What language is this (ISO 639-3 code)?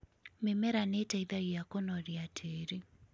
kik